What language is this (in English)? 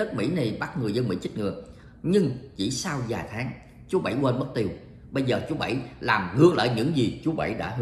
Vietnamese